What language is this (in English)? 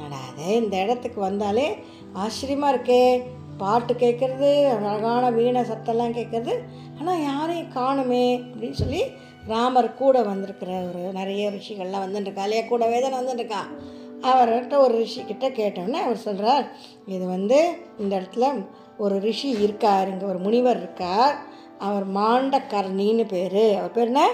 Tamil